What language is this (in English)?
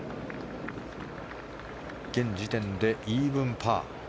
Japanese